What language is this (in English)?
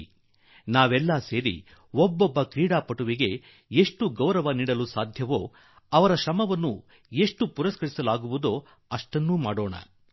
Kannada